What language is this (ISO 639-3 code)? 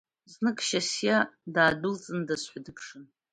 abk